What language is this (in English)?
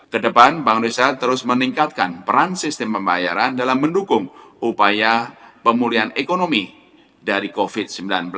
Indonesian